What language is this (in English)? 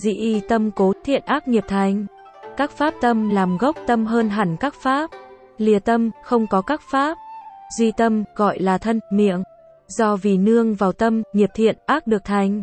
Vietnamese